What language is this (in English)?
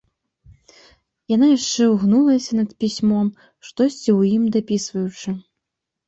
Belarusian